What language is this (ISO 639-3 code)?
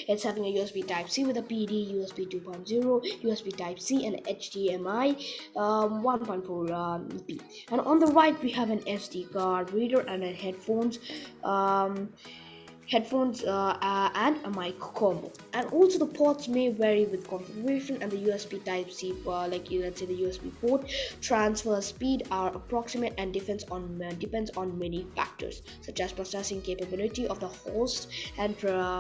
eng